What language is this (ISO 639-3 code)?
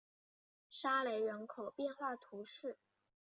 zho